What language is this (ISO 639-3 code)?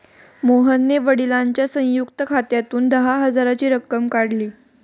mar